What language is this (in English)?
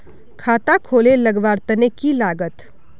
Magahi